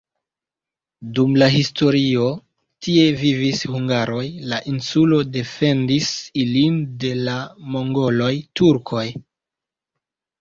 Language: Esperanto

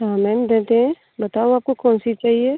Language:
Hindi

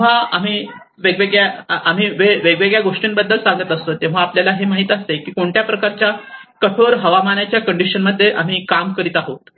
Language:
Marathi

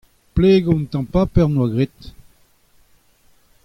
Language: Breton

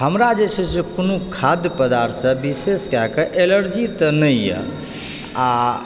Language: Maithili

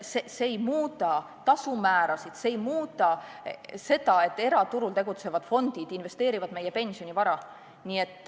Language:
Estonian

